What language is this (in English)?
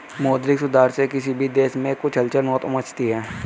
Hindi